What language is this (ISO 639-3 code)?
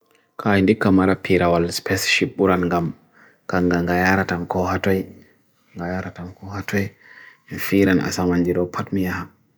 fui